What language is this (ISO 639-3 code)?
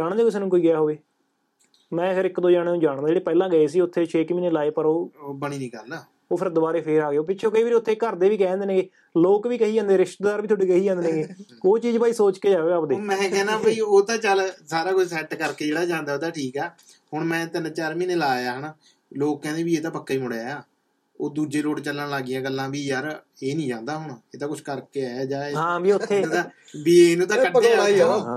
pan